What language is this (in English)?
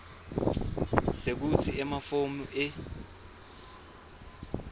Swati